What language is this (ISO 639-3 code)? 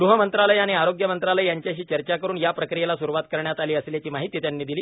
mar